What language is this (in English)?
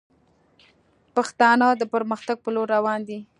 Pashto